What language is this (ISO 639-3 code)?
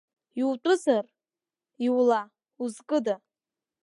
abk